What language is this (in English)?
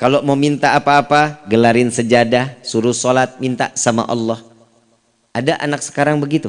Indonesian